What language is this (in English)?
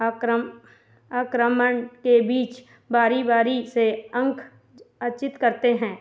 Hindi